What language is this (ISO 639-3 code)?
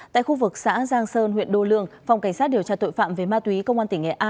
vie